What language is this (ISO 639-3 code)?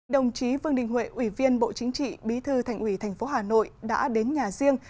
vie